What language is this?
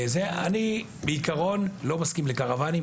Hebrew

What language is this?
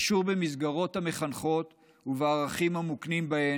Hebrew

